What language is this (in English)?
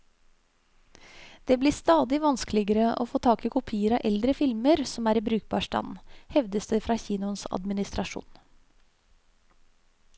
Norwegian